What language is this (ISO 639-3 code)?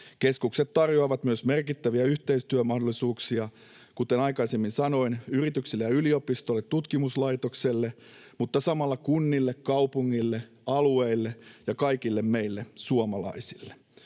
fin